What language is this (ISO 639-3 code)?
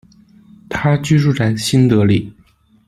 zho